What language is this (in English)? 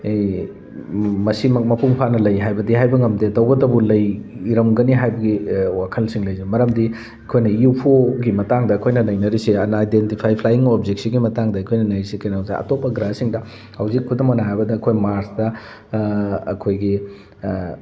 Manipuri